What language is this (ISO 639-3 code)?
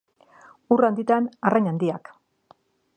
eus